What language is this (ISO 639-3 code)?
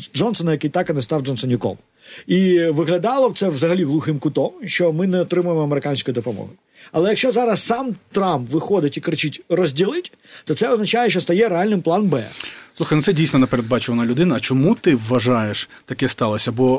ukr